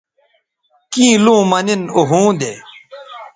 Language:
Bateri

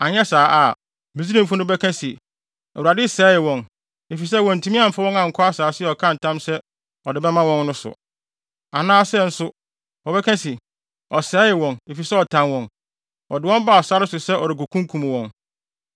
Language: Akan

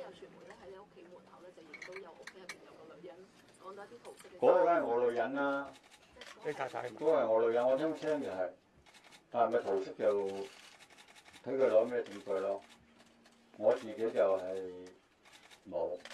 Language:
Chinese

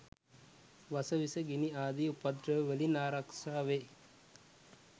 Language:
Sinhala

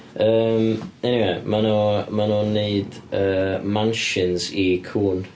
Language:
Welsh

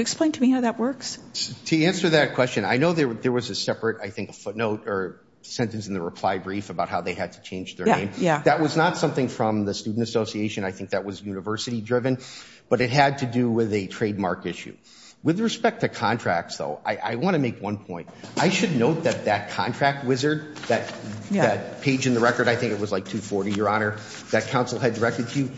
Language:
English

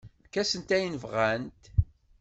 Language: Kabyle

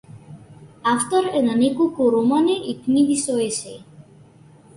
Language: Macedonian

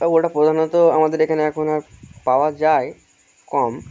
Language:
Bangla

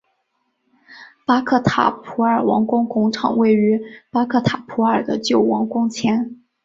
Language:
Chinese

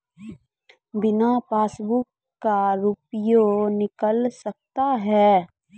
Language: Maithili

